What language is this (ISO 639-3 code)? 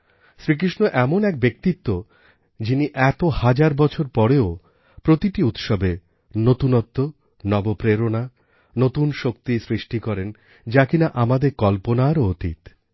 ben